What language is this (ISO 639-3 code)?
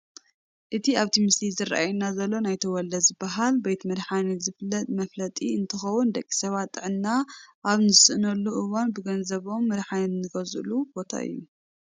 tir